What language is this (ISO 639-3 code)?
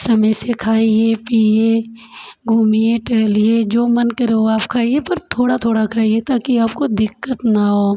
hin